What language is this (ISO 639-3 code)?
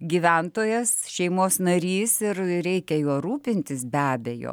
lit